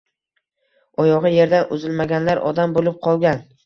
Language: Uzbek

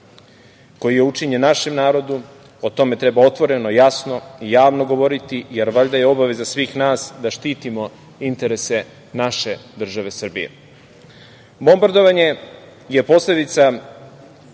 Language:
Serbian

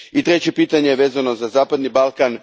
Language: Croatian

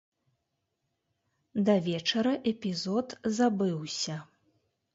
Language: Belarusian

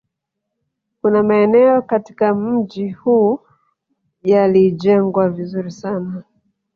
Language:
Swahili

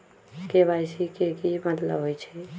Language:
Magahi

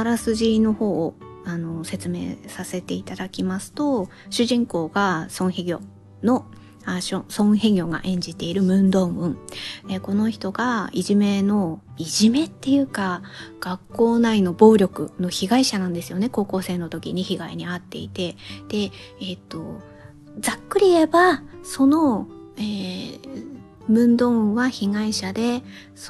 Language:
Japanese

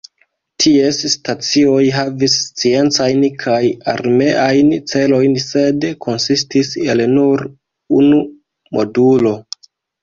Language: Esperanto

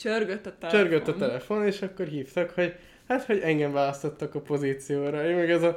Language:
Hungarian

